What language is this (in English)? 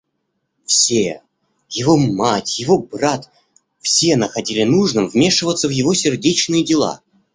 Russian